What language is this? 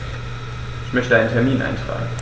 German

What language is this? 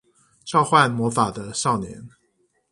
Chinese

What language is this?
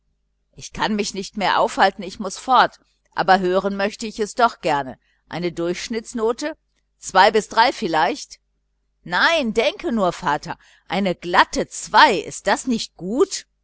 German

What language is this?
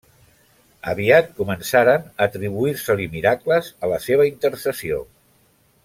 Catalan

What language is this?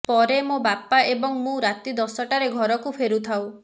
Odia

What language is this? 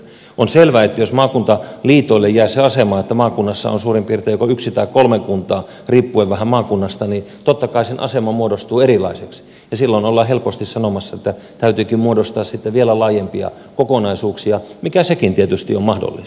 Finnish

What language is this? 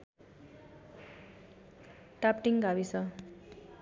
Nepali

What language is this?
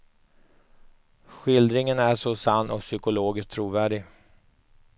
Swedish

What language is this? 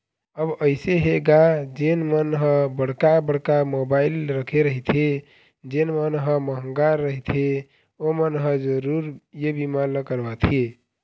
Chhattisgarhi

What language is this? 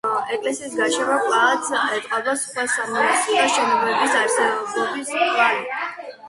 Georgian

